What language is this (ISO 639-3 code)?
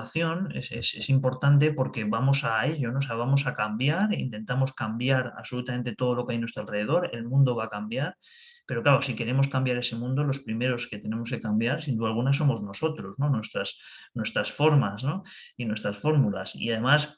spa